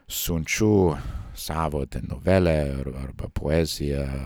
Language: Lithuanian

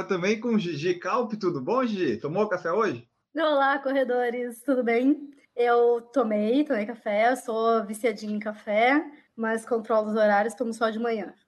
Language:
Portuguese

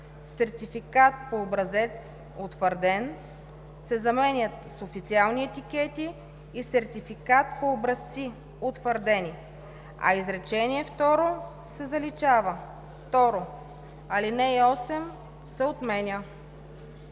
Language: Bulgarian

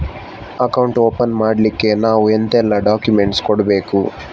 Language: Kannada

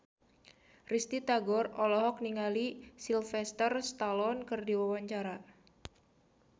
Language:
Sundanese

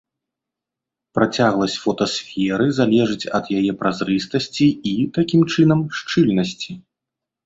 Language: Belarusian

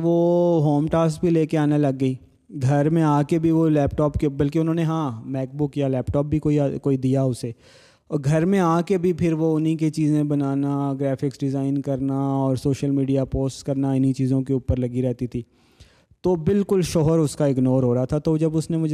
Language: Urdu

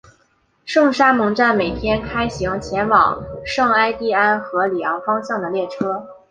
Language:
Chinese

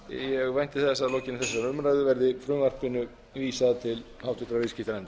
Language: Icelandic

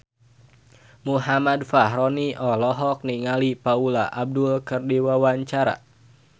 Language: Sundanese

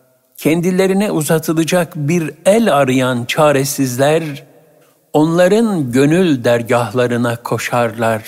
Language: Turkish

